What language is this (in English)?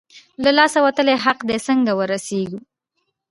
Pashto